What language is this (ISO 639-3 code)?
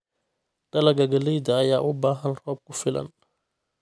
som